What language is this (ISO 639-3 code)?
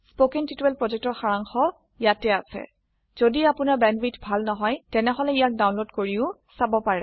asm